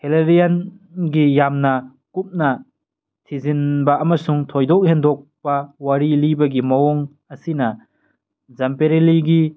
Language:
Manipuri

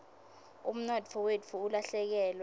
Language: Swati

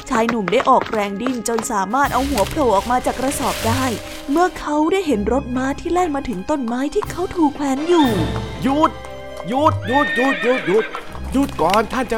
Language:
Thai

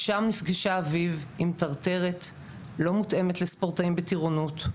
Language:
Hebrew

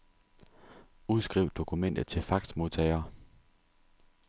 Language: Danish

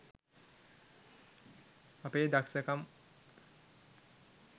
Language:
Sinhala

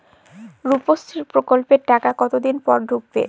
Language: Bangla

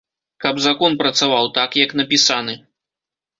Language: Belarusian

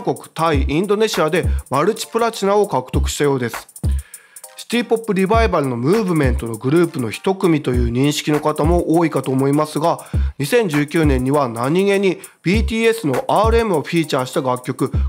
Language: Japanese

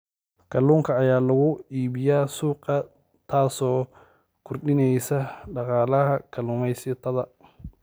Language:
Somali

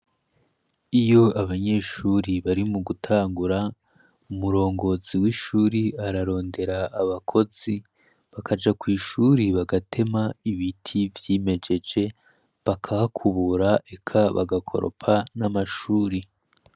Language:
Rundi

